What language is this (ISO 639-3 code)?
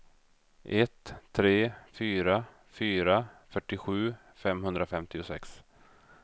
swe